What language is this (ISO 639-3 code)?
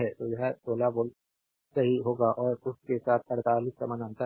hin